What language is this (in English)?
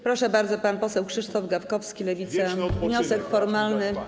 Polish